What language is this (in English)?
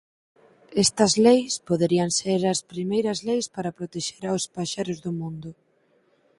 Galician